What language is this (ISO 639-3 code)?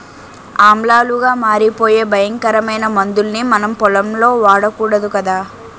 tel